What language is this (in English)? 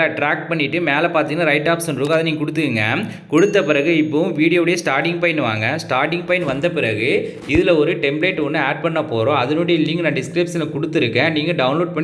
Tamil